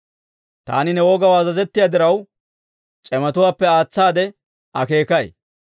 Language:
Dawro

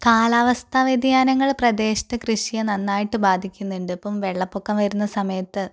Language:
Malayalam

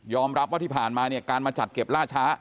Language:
Thai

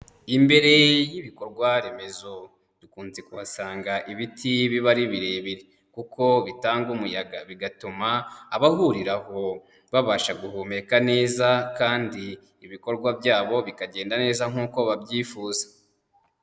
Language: Kinyarwanda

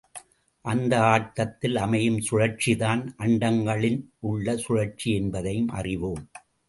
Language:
Tamil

